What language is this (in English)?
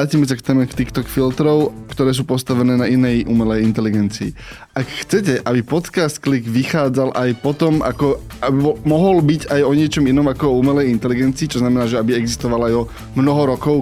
Slovak